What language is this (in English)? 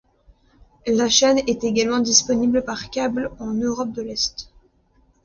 French